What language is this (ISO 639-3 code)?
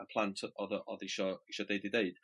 cym